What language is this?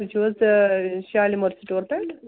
Kashmiri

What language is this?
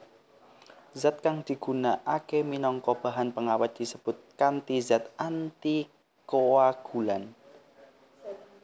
Javanese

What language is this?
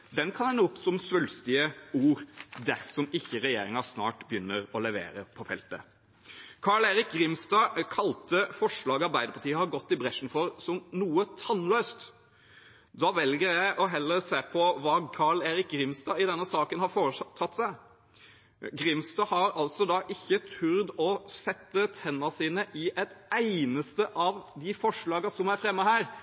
Norwegian Bokmål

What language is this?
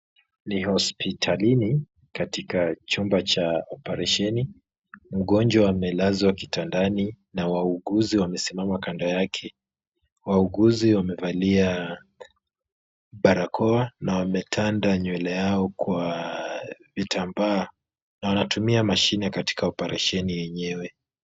Swahili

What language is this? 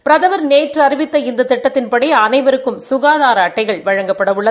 Tamil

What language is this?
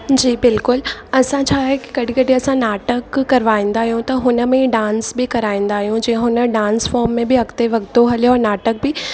Sindhi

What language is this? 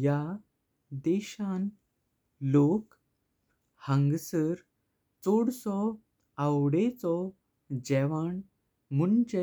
Konkani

